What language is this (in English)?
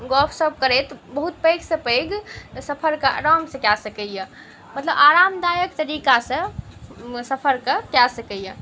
Maithili